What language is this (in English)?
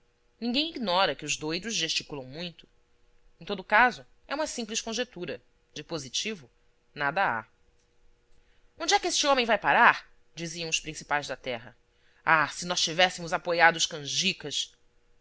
Portuguese